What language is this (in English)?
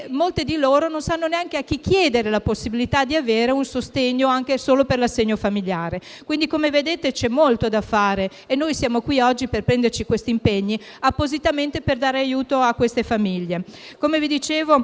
Italian